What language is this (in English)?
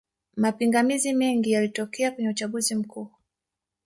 Swahili